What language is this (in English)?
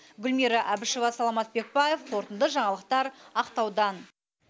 Kazakh